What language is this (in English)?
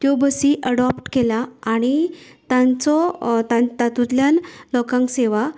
Konkani